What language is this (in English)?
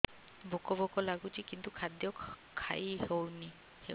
Odia